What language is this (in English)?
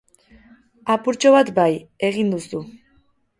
Basque